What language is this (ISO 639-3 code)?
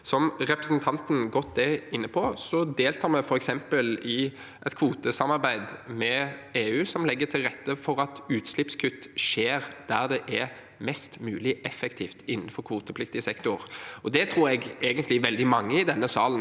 nor